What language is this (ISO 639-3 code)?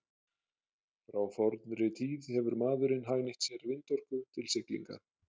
isl